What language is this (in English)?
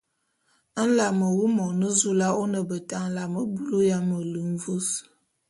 Bulu